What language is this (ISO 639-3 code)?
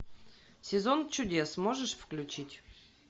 rus